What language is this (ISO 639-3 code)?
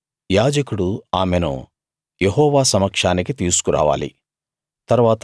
tel